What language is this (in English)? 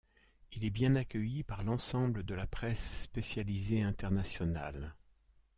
French